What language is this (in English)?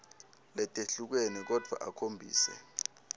Swati